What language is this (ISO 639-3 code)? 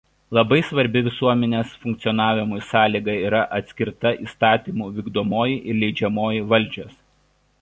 lit